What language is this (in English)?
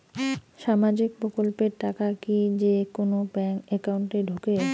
Bangla